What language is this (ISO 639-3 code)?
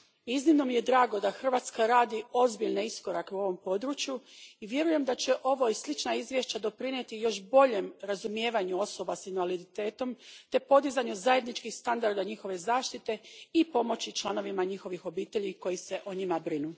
hrv